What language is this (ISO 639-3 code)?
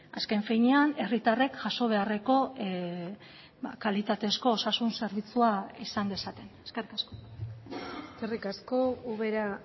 eus